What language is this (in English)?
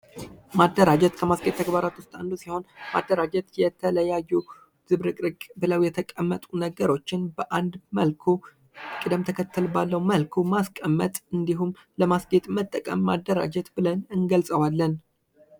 Amharic